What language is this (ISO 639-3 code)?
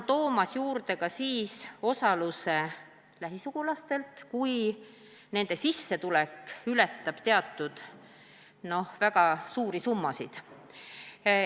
est